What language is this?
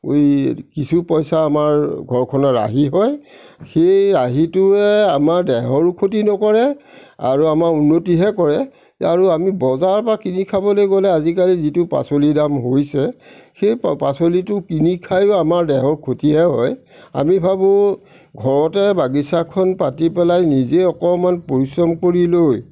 Assamese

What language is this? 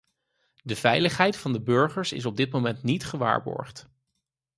Dutch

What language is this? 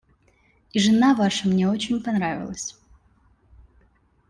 Russian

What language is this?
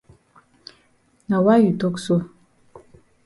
Cameroon Pidgin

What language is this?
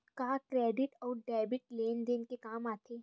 Chhattisgarhi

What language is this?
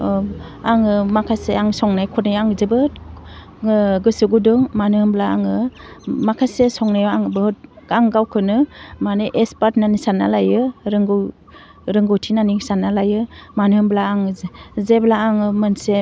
Bodo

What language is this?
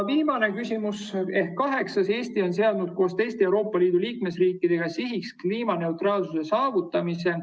Estonian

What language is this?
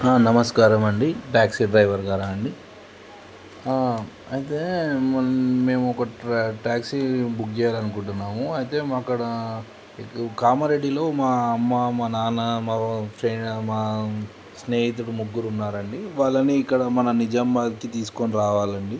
Telugu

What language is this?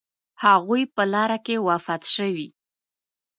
Pashto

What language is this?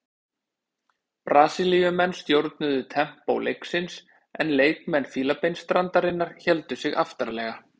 Icelandic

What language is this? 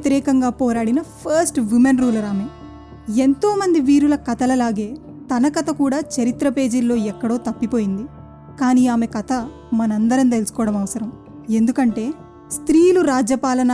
Telugu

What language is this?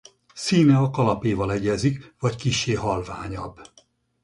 Hungarian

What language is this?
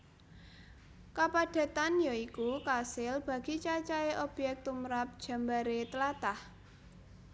Javanese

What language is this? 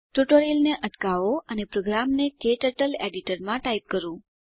Gujarati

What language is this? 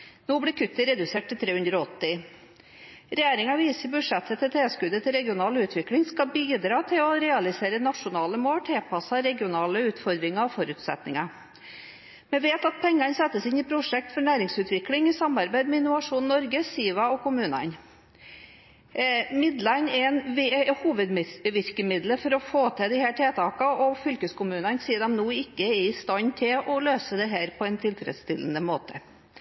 Norwegian Bokmål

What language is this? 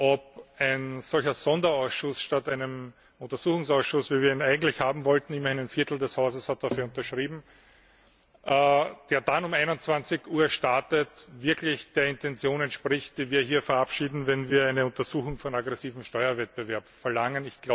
German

